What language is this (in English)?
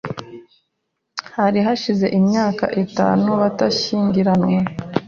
Kinyarwanda